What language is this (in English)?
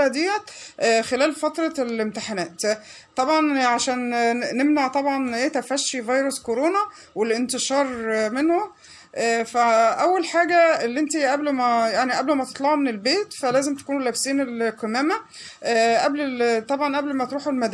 Arabic